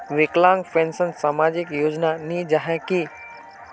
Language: Magahi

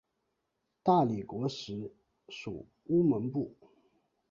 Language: Chinese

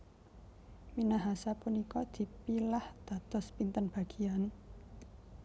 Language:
Javanese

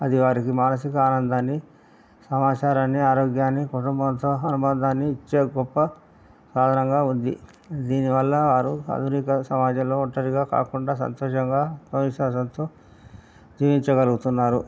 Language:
Telugu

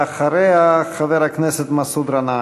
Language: Hebrew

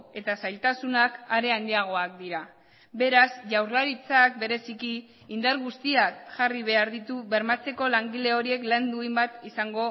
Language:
Basque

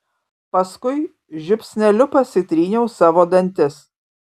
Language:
Lithuanian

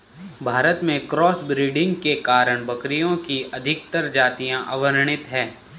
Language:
Hindi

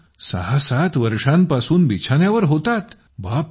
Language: Marathi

